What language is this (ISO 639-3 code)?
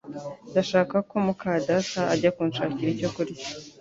kin